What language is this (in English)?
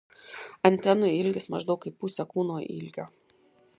Lithuanian